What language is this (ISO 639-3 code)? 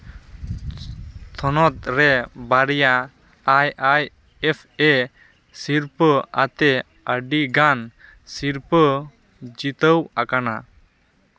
sat